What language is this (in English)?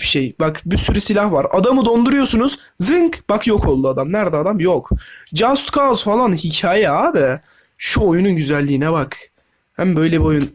Turkish